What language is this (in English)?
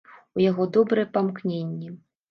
Belarusian